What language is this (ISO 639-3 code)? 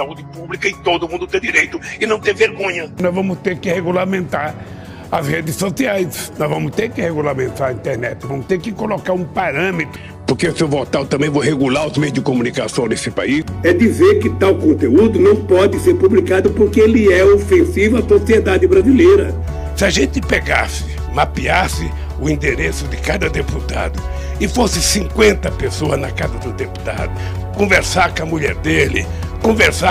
por